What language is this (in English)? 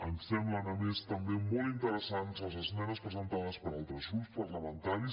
Catalan